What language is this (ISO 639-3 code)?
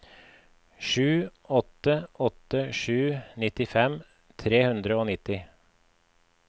nor